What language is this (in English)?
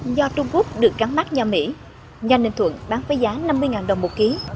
Vietnamese